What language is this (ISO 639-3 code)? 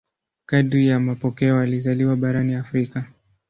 swa